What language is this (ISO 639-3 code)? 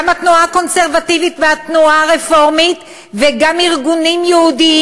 heb